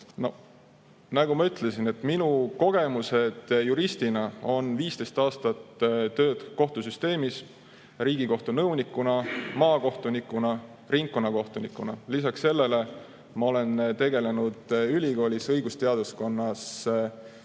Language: Estonian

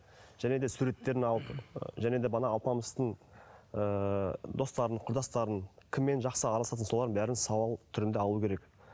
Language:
Kazakh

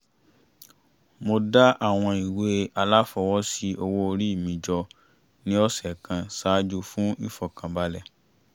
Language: Yoruba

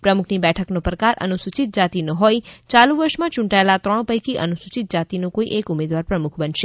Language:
Gujarati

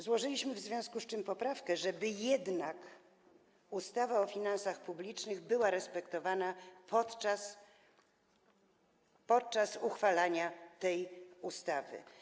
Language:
Polish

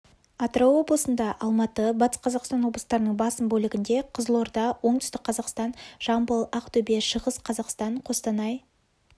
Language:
Kazakh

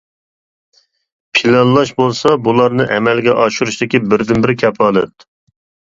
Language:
Uyghur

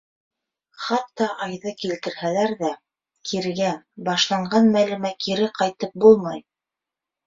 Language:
Bashkir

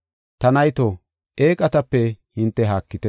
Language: Gofa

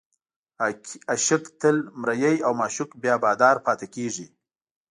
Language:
Pashto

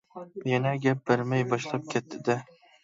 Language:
Uyghur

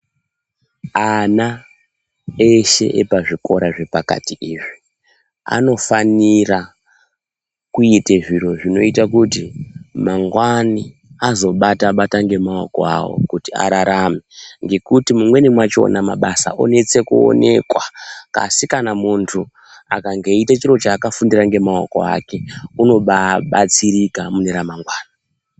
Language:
Ndau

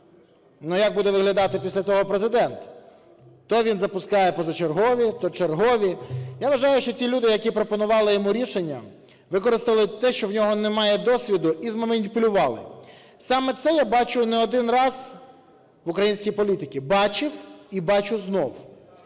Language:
Ukrainian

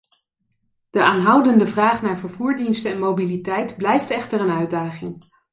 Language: Dutch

